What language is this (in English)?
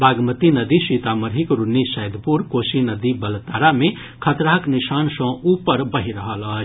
Maithili